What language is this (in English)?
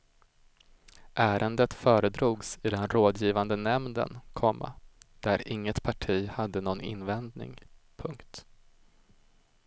Swedish